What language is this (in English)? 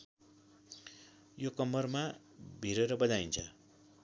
Nepali